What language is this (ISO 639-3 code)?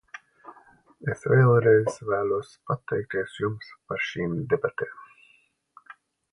lav